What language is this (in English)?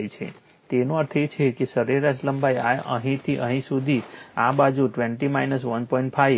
Gujarati